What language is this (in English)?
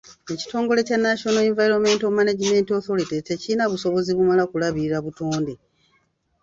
Ganda